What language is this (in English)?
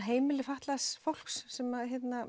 Icelandic